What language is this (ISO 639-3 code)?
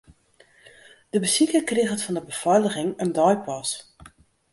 fry